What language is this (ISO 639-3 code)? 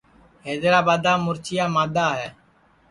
ssi